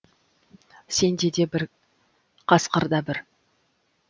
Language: Kazakh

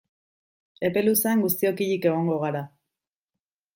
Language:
Basque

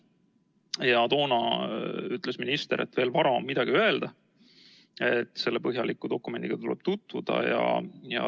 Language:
Estonian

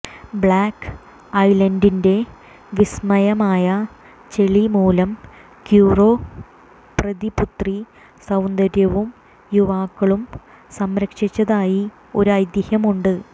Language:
Malayalam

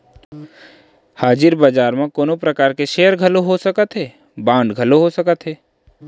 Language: Chhattisgarhi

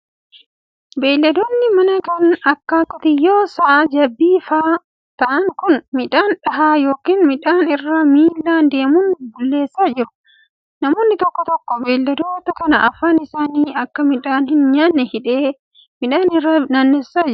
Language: Oromo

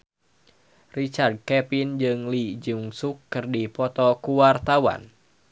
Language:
Sundanese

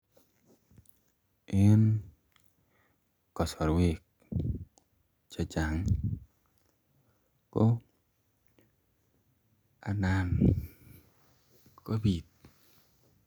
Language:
Kalenjin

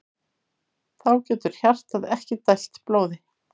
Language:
Icelandic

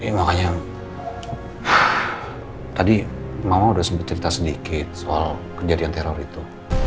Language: Indonesian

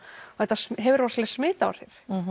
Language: Icelandic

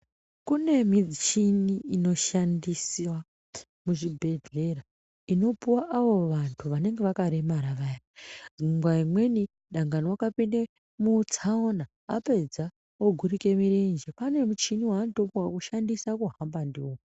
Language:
Ndau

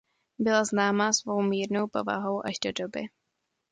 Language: Czech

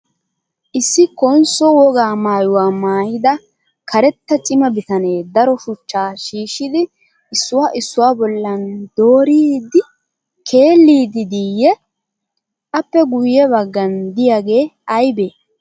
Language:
Wolaytta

